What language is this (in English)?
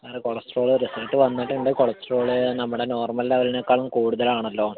Malayalam